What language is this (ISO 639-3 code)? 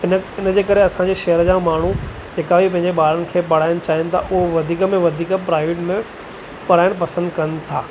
snd